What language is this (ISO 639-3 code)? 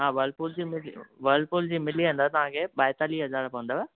snd